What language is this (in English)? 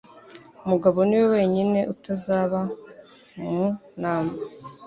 Kinyarwanda